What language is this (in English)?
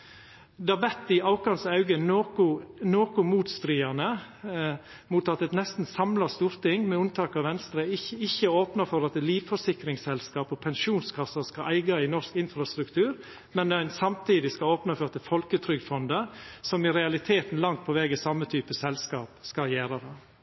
Norwegian Nynorsk